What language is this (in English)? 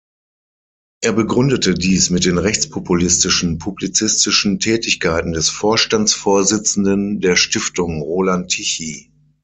German